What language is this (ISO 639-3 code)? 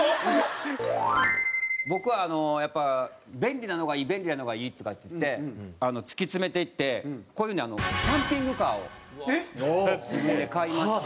jpn